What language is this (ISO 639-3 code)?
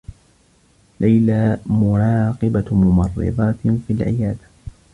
ara